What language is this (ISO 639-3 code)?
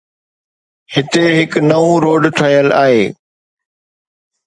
snd